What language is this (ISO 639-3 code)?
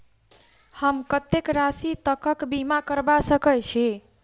mai